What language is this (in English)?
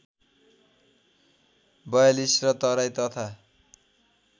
Nepali